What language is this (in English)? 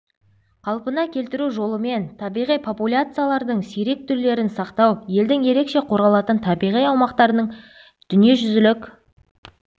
Kazakh